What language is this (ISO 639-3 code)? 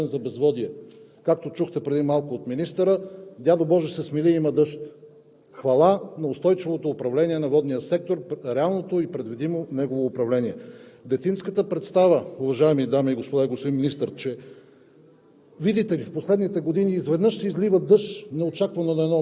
bul